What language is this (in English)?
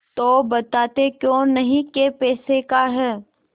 Hindi